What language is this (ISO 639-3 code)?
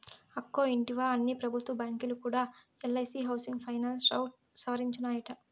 tel